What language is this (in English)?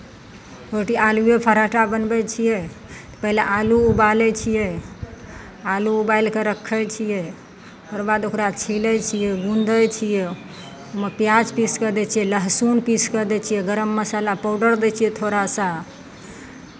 Maithili